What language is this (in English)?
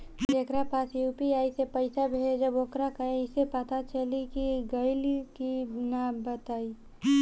Bhojpuri